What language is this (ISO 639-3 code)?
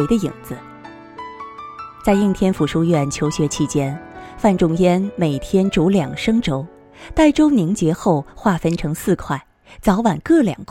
zho